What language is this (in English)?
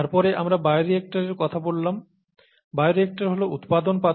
Bangla